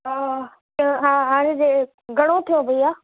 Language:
Sindhi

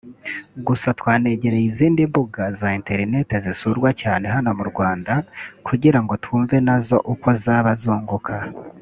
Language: Kinyarwanda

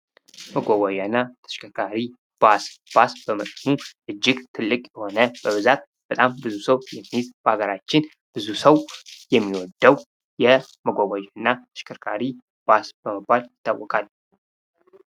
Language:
Amharic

